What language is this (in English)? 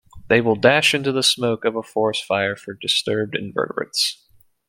English